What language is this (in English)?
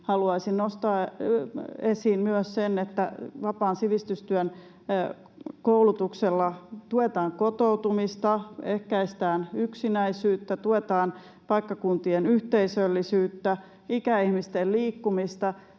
Finnish